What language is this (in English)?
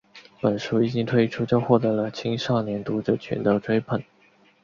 Chinese